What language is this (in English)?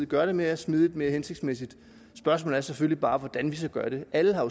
Danish